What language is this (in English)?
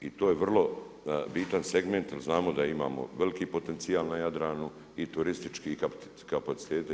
Croatian